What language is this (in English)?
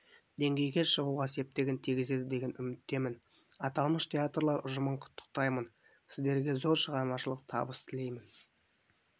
Kazakh